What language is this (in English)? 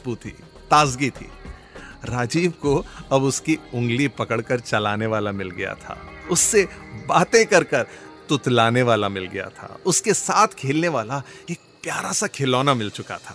Hindi